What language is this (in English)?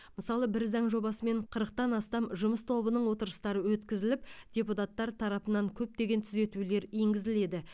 Kazakh